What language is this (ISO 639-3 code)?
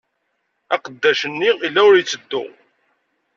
kab